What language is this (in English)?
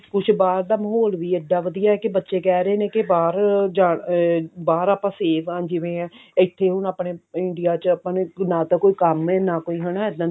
Punjabi